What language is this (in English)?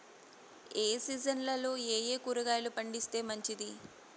Telugu